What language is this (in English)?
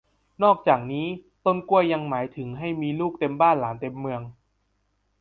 Thai